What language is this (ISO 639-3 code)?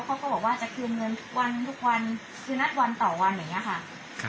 tha